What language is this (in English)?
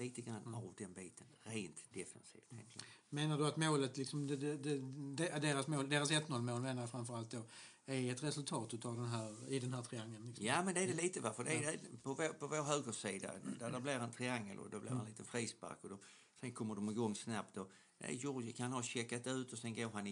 Swedish